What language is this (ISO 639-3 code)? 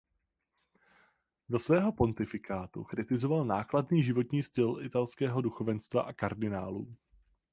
ces